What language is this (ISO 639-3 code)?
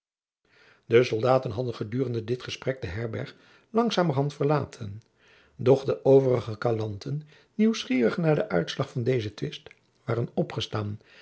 nld